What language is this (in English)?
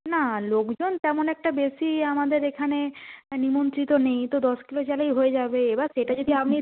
Bangla